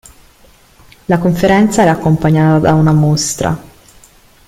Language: Italian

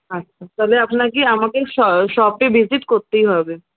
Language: Bangla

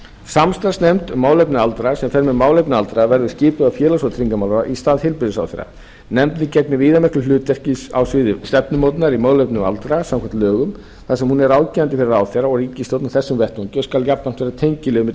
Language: Icelandic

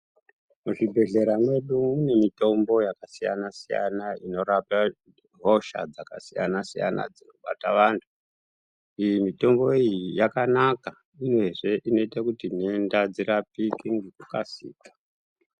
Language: Ndau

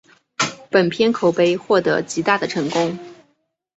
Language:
Chinese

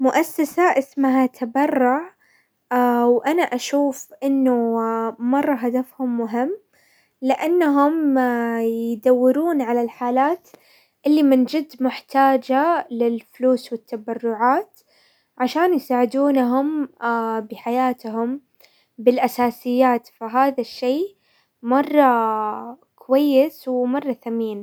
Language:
Hijazi Arabic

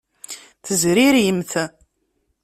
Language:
Kabyle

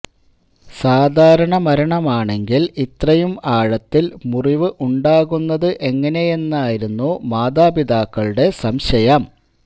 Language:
Malayalam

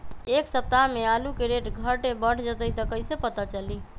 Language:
Magahi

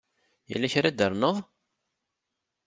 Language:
Kabyle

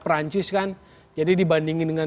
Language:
Indonesian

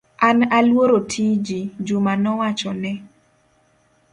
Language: Luo (Kenya and Tanzania)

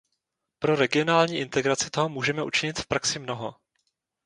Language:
Czech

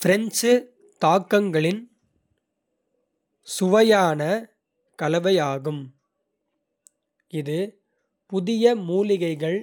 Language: Kota (India)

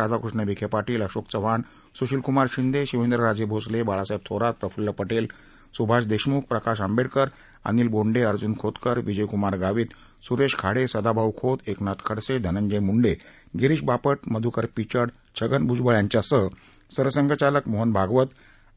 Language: Marathi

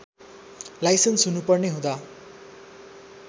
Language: Nepali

